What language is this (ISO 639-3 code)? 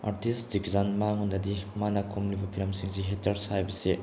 mni